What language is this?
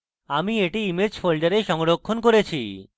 Bangla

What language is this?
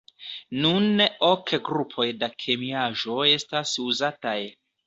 Esperanto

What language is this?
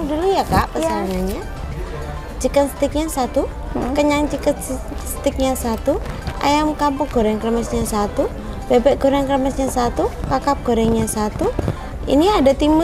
Indonesian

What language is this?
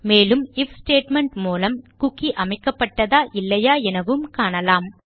Tamil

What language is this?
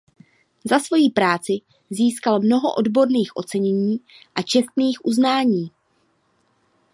Czech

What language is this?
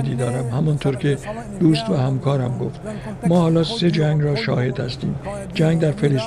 Persian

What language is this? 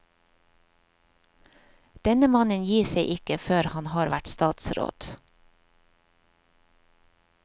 Norwegian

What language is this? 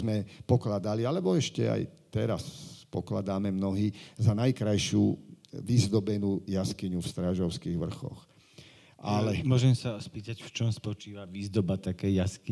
Slovak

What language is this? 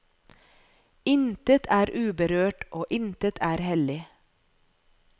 Norwegian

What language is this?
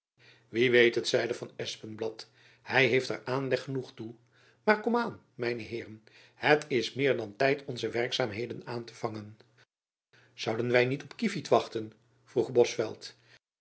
Dutch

